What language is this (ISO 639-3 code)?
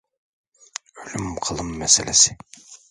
tur